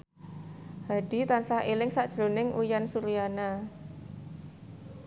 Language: Javanese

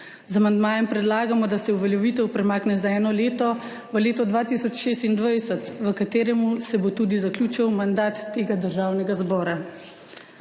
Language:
Slovenian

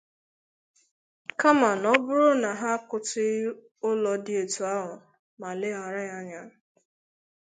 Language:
Igbo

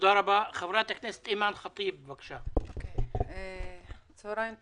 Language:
Hebrew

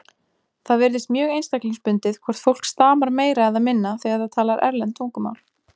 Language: Icelandic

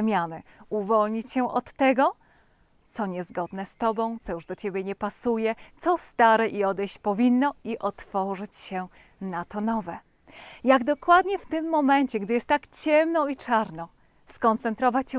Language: Polish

